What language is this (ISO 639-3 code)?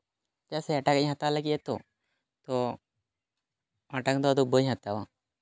sat